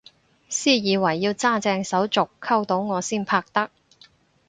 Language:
Cantonese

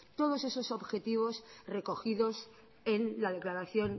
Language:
Spanish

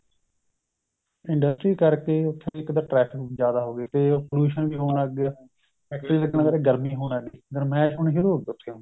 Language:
Punjabi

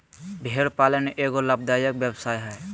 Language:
Magahi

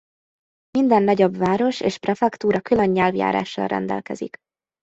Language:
Hungarian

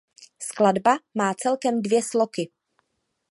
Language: Czech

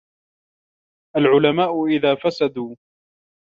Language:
Arabic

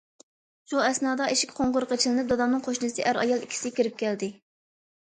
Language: Uyghur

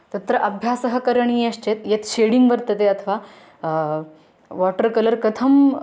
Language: Sanskrit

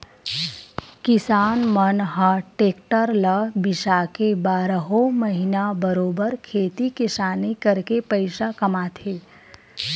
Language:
Chhattisgarhi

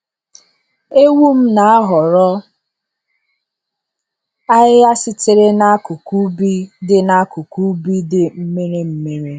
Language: Igbo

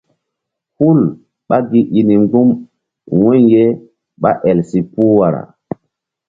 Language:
Mbum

